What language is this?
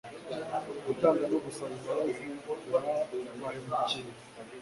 Kinyarwanda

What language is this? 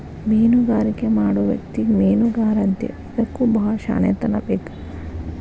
Kannada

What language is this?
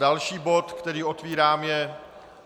Czech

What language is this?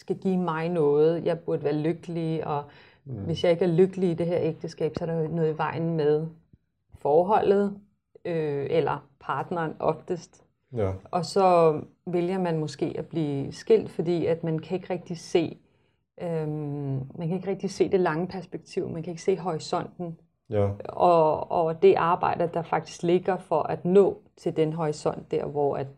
Danish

